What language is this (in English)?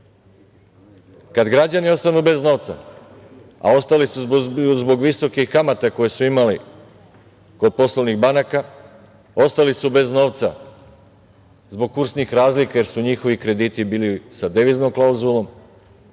Serbian